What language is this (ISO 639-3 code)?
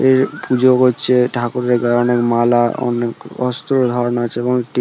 ben